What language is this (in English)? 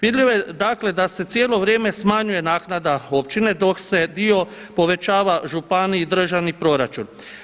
Croatian